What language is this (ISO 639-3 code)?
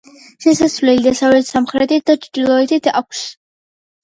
kat